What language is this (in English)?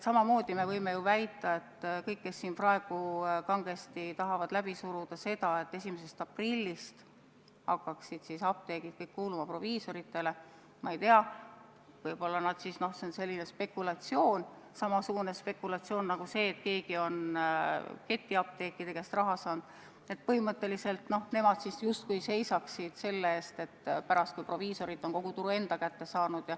Estonian